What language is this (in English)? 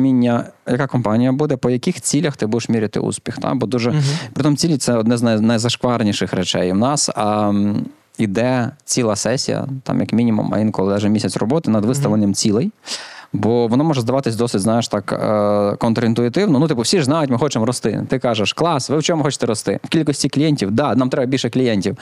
Ukrainian